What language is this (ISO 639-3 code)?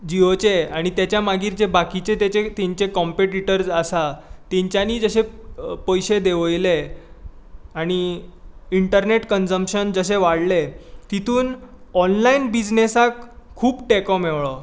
kok